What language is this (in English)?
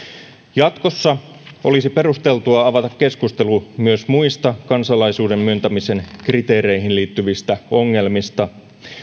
Finnish